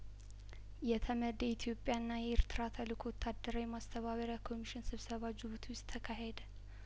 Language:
Amharic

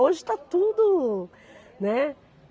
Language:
Portuguese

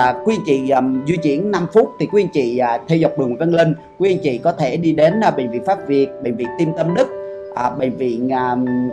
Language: Vietnamese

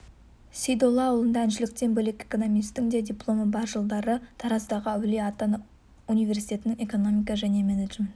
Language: Kazakh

